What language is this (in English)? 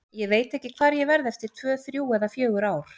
Icelandic